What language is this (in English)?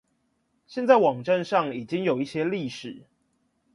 Chinese